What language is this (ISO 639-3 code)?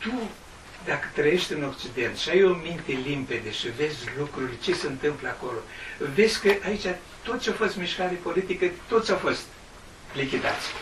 ron